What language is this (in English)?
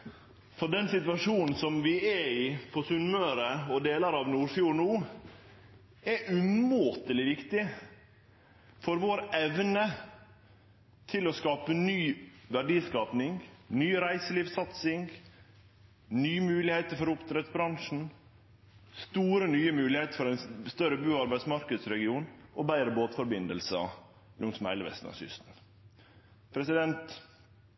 Norwegian Nynorsk